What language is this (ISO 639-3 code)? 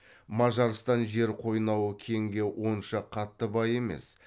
kaz